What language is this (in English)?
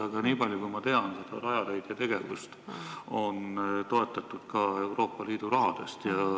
Estonian